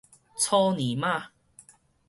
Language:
Min Nan Chinese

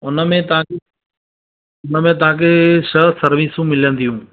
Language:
Sindhi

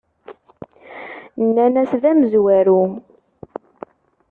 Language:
Kabyle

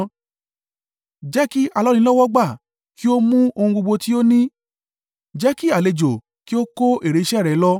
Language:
Yoruba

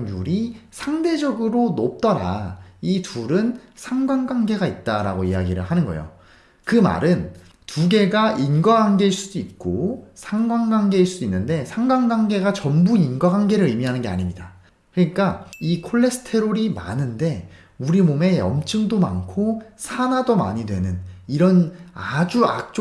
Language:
Korean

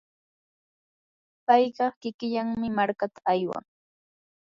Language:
Yanahuanca Pasco Quechua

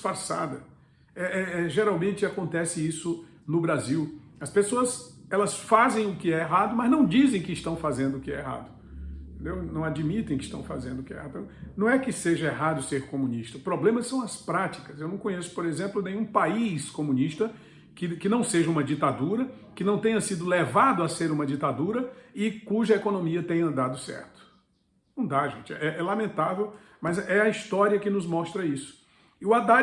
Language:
Portuguese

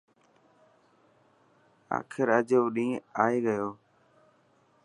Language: Dhatki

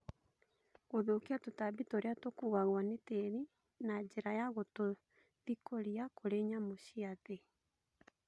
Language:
Kikuyu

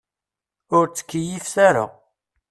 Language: Kabyle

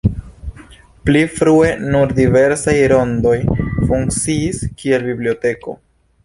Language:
Esperanto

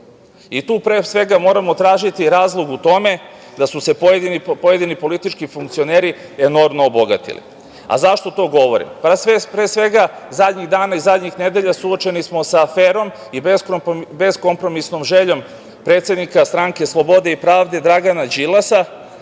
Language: Serbian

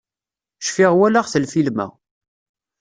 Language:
Kabyle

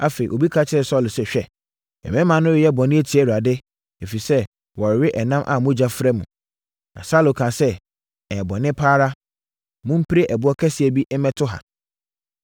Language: Akan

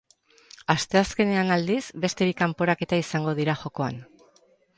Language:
Basque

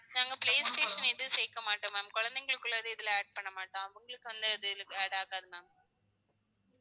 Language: Tamil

